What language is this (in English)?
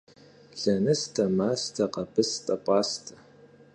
Kabardian